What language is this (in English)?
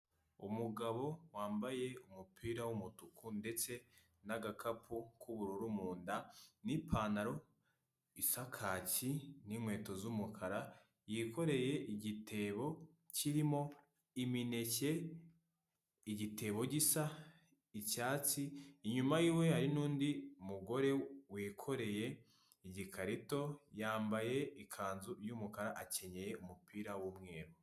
Kinyarwanda